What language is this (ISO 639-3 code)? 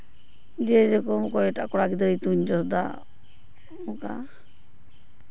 sat